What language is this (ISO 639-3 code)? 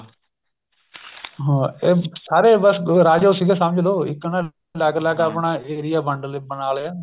pan